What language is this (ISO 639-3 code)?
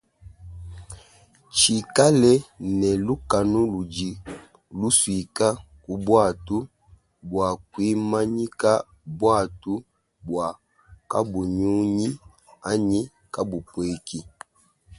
lua